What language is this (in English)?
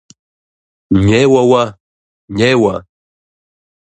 Kabardian